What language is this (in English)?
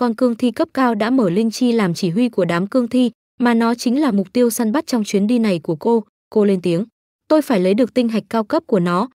Vietnamese